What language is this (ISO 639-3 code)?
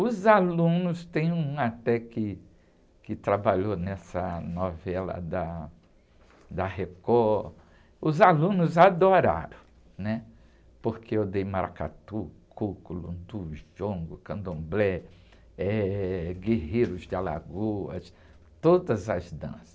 por